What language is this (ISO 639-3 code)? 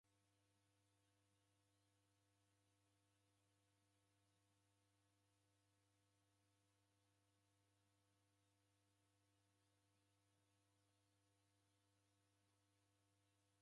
dav